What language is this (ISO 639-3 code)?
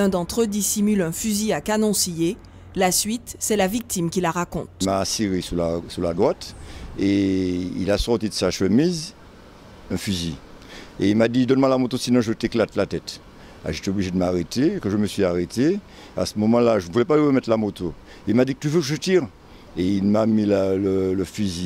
fra